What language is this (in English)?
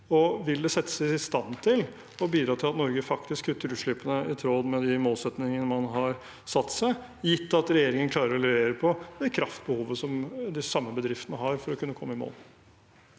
Norwegian